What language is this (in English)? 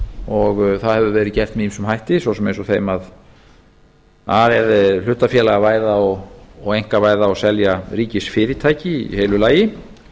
Icelandic